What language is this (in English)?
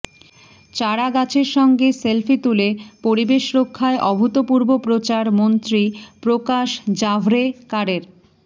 Bangla